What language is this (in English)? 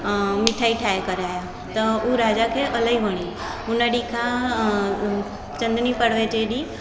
Sindhi